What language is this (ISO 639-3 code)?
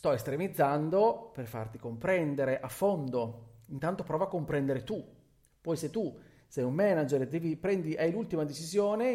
ita